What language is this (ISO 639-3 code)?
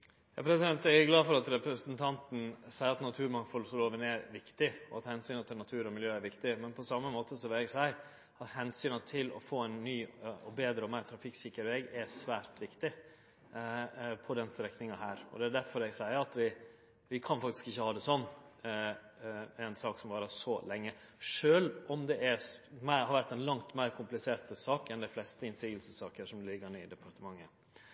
nno